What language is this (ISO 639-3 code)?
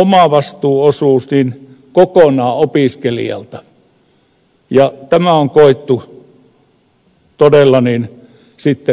fin